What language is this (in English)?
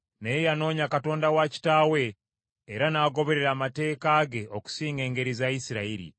Ganda